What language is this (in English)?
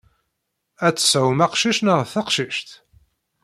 Kabyle